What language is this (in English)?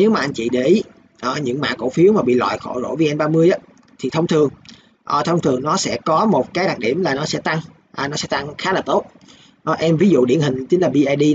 Vietnamese